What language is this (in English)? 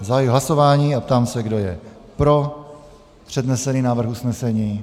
Czech